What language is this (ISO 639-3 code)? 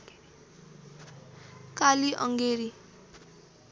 nep